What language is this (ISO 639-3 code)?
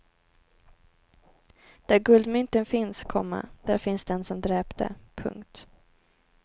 swe